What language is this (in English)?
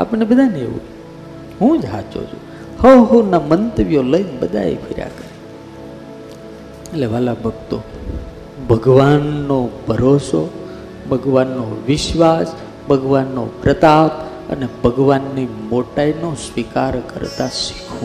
Gujarati